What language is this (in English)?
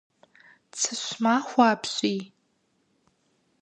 Kabardian